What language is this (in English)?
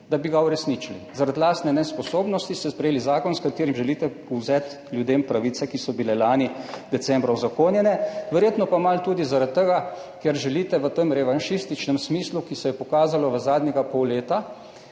Slovenian